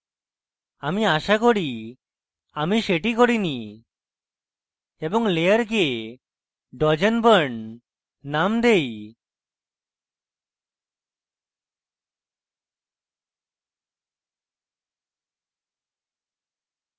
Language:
Bangla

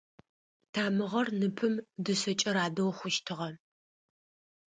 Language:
Adyghe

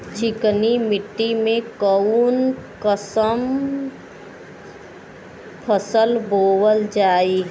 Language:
Bhojpuri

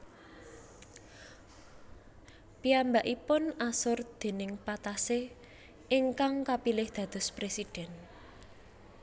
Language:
Javanese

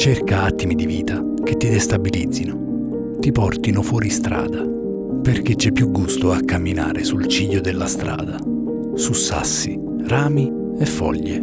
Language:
Italian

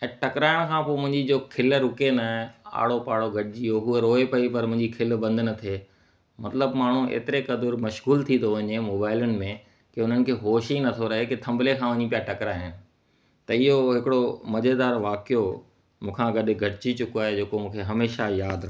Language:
Sindhi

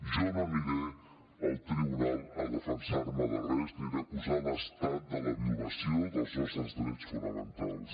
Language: Catalan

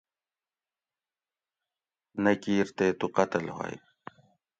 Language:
Gawri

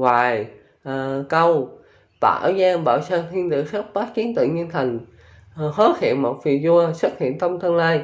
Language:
Vietnamese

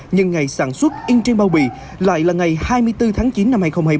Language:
Vietnamese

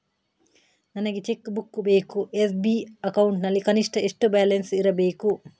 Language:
Kannada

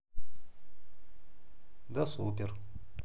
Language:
Russian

